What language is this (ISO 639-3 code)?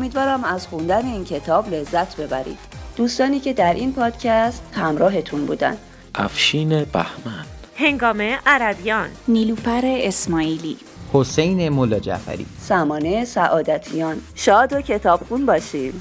fas